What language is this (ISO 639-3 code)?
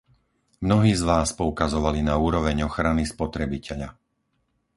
slk